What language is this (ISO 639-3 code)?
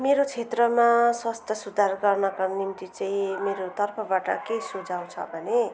nep